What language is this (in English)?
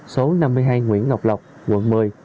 Vietnamese